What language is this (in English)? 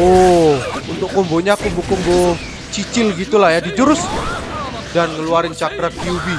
Indonesian